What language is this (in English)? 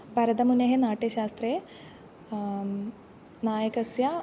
Sanskrit